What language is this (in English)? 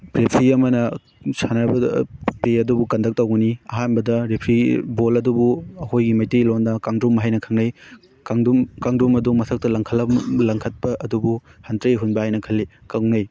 Manipuri